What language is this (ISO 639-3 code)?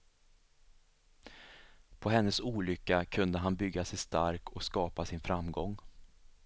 swe